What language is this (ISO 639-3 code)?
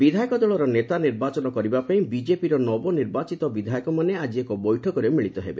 ori